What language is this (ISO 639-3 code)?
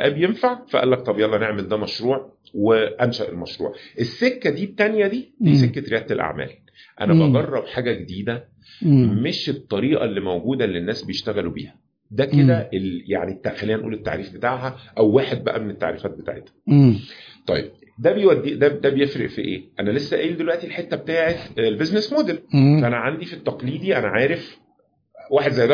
ara